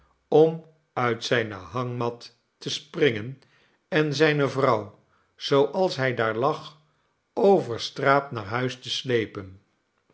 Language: Dutch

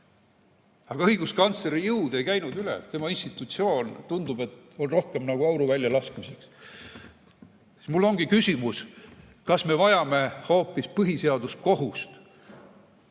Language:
Estonian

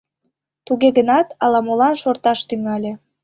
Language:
Mari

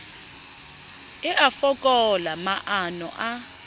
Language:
Southern Sotho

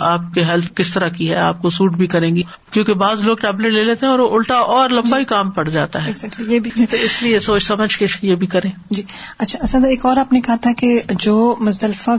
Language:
Urdu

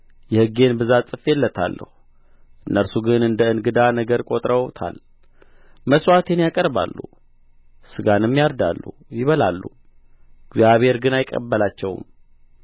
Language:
Amharic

